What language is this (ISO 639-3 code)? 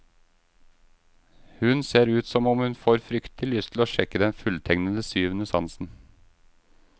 nor